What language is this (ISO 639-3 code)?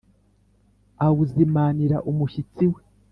kin